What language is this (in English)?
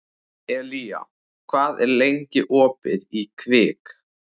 Icelandic